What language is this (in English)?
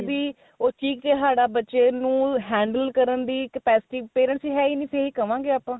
Punjabi